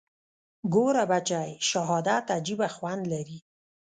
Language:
Pashto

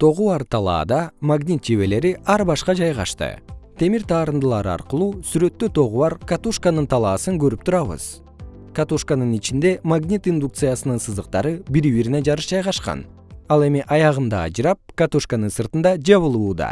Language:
Kyrgyz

